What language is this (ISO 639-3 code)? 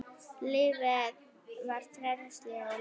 isl